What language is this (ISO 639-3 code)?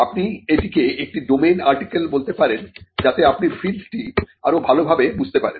ben